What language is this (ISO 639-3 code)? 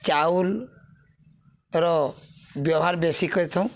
ori